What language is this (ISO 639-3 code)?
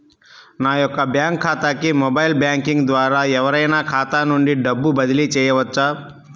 tel